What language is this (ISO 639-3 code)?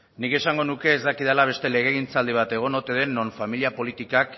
eus